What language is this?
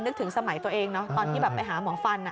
Thai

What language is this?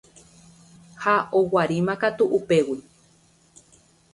Guarani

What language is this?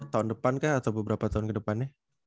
Indonesian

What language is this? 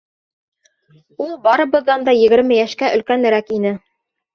Bashkir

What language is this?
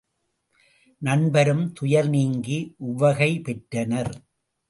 Tamil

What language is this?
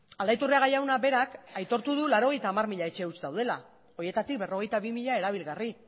Basque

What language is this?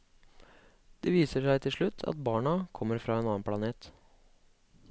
Norwegian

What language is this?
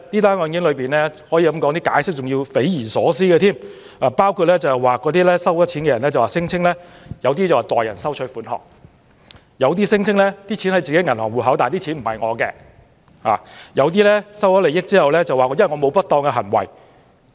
Cantonese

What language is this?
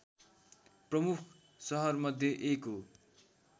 Nepali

